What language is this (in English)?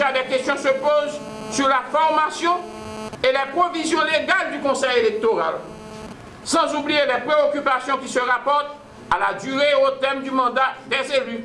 French